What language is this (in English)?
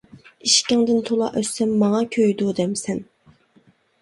Uyghur